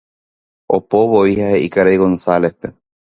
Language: Guarani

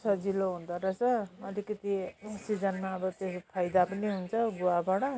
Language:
Nepali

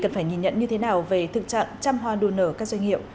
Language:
Vietnamese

